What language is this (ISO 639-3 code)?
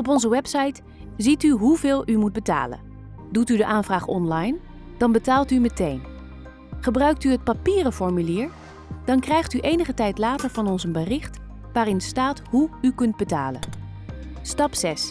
nld